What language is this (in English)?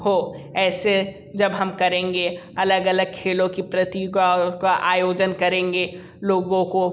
Hindi